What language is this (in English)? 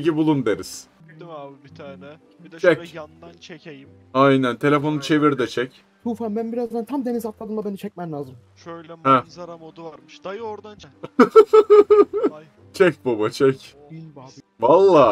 Turkish